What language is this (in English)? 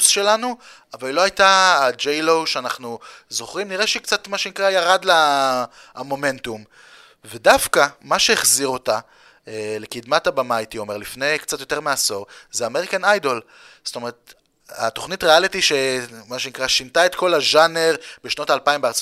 Hebrew